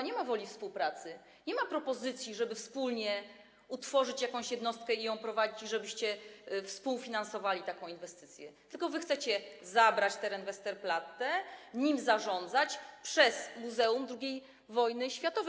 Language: Polish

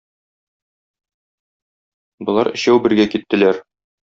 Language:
Tatar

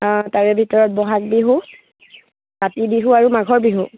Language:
Assamese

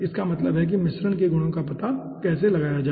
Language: Hindi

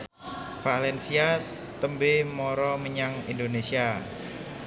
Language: Javanese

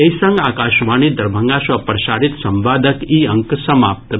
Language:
Maithili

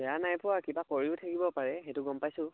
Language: Assamese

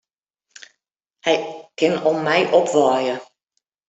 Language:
Western Frisian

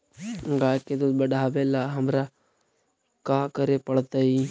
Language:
Magahi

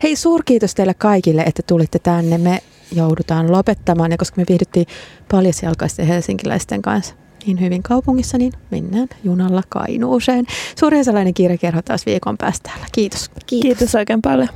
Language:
Finnish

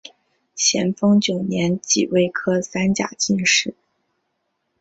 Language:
Chinese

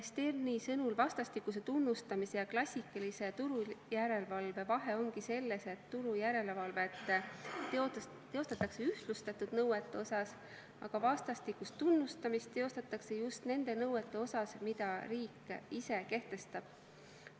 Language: Estonian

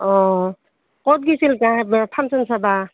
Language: Assamese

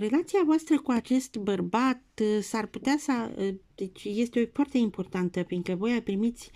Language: Romanian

